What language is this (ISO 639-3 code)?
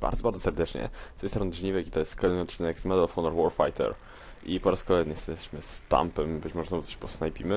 pol